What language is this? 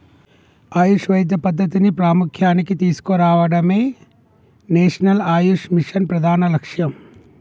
Telugu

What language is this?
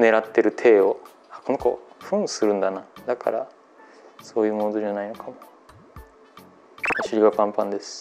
Japanese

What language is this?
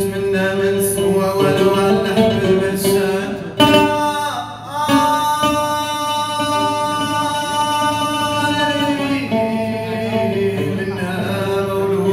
Arabic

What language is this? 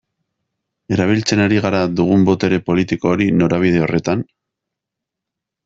Basque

